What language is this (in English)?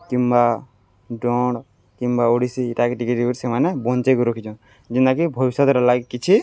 Odia